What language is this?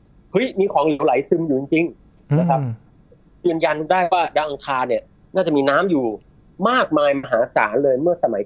Thai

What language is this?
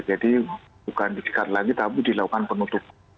Indonesian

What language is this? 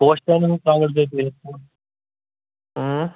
Kashmiri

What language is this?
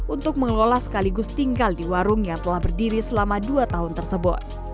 Indonesian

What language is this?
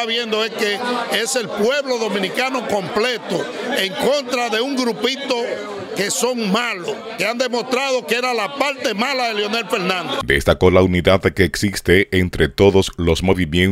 Spanish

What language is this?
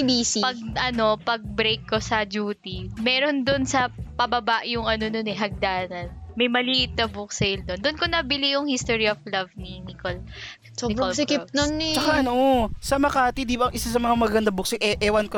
Filipino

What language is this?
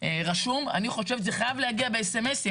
Hebrew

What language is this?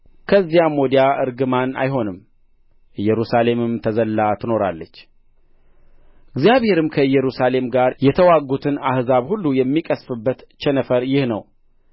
Amharic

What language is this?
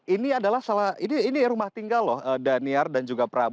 Indonesian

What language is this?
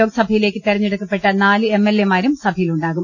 Malayalam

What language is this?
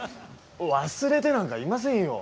Japanese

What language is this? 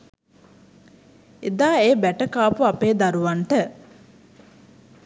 Sinhala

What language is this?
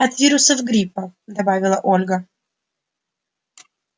Russian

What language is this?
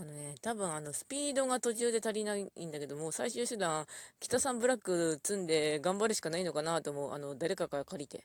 Japanese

